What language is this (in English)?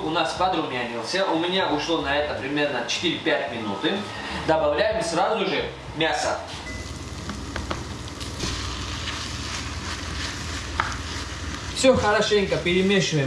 Russian